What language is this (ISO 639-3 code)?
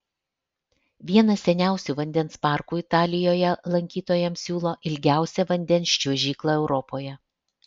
lit